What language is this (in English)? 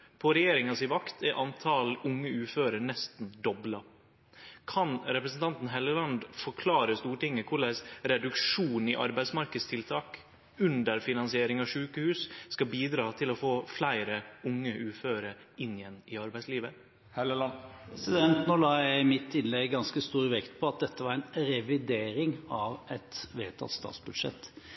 Norwegian